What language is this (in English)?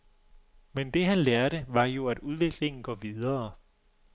Danish